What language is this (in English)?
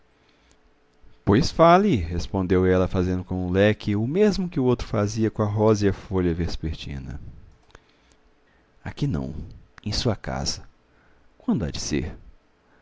Portuguese